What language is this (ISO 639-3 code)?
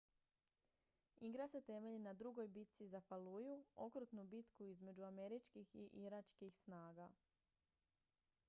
hrv